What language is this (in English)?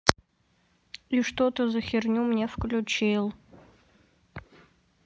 Russian